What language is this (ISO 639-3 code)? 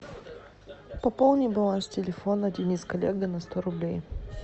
rus